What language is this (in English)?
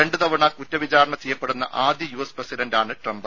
Malayalam